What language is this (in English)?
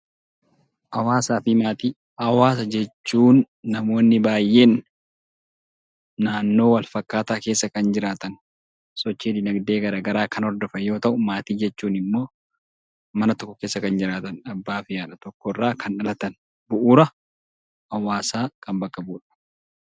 Oromo